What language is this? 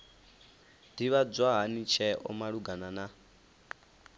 Venda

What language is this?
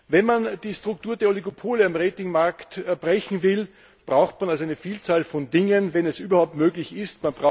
German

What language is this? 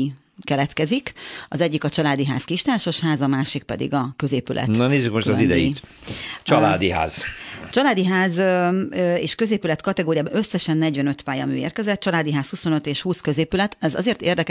Hungarian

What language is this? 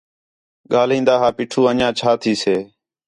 Khetrani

